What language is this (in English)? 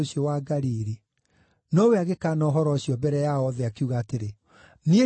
Kikuyu